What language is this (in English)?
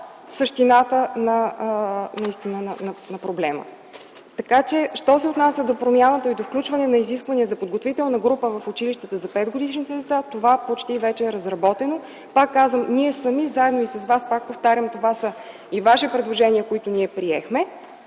Bulgarian